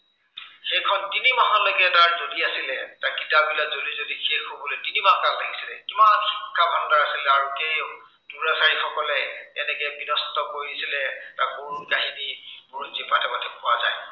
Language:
Assamese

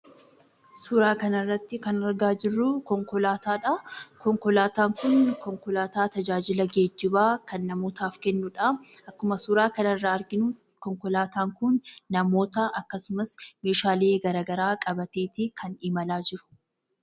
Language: Oromo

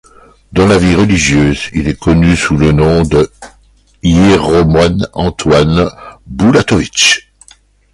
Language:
French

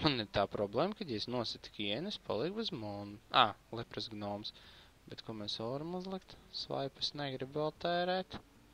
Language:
Latvian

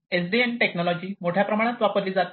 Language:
Marathi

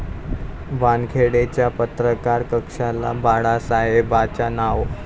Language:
Marathi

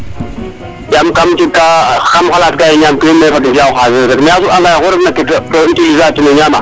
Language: Serer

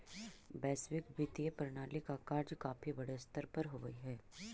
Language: Magahi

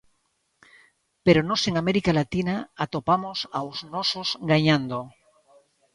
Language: Galician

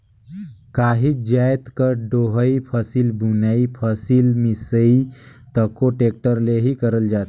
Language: Chhattisgarhi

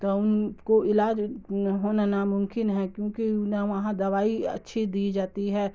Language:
Urdu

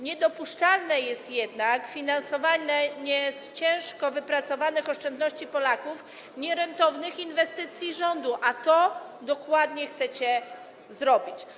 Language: Polish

